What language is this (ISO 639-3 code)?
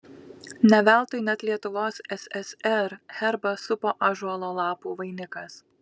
lit